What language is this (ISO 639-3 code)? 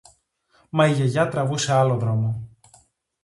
ell